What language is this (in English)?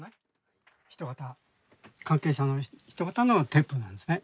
Japanese